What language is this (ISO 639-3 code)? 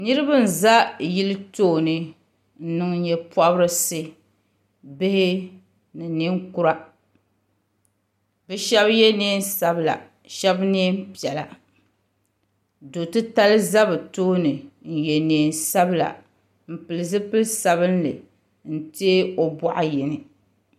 dag